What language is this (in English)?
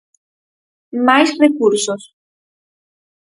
Galician